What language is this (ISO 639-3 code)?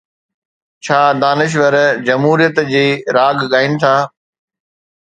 snd